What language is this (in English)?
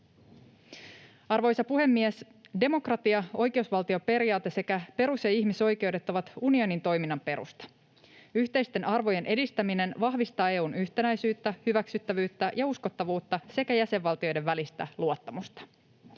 Finnish